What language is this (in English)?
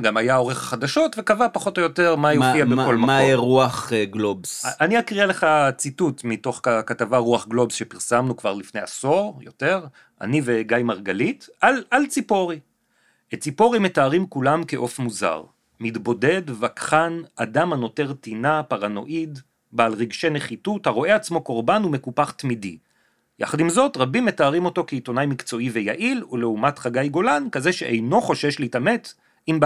Hebrew